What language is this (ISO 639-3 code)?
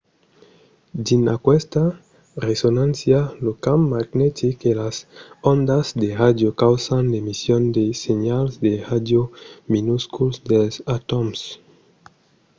oci